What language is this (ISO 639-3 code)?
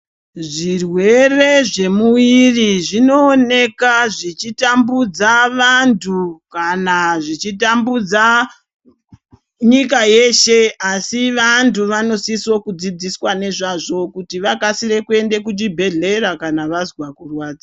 ndc